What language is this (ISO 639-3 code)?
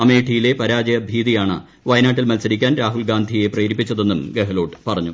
mal